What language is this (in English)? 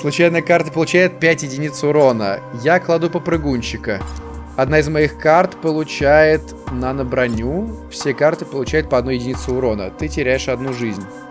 Russian